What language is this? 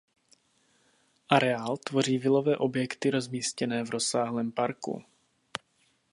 Czech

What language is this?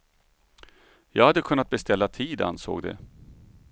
Swedish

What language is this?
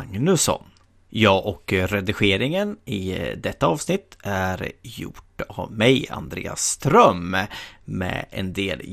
Swedish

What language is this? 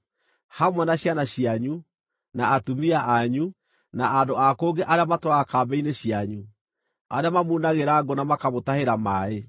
Kikuyu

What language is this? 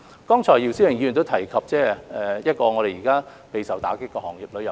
Cantonese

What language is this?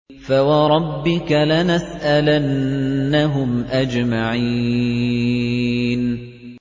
Arabic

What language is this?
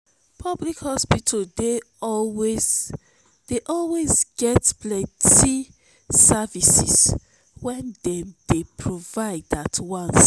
Nigerian Pidgin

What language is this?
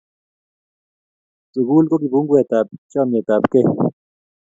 Kalenjin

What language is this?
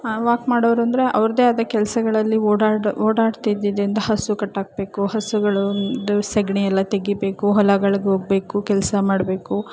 Kannada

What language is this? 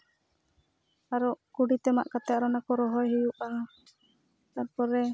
Santali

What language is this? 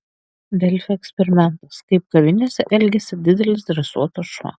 Lithuanian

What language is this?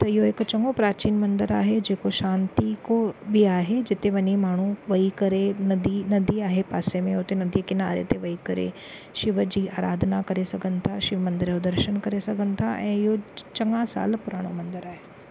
Sindhi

